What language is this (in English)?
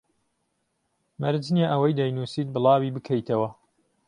Central Kurdish